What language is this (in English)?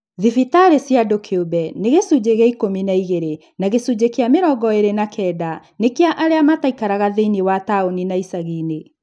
Kikuyu